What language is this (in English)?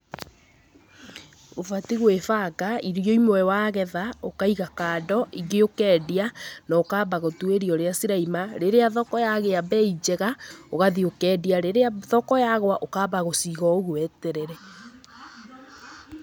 Kikuyu